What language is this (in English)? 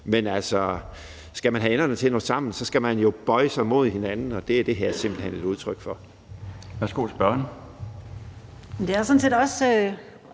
Danish